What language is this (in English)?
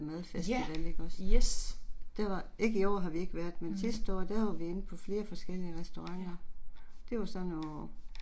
Danish